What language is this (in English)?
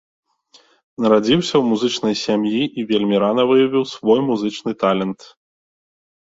Belarusian